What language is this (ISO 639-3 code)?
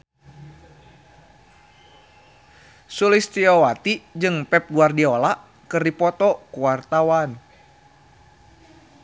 sun